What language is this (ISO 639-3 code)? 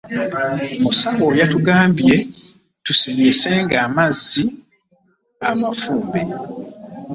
lug